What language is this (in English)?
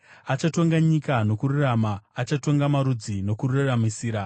Shona